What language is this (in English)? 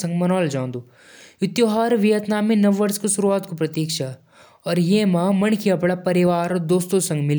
Jaunsari